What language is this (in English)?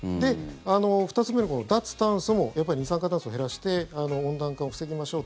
Japanese